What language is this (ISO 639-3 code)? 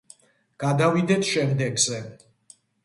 kat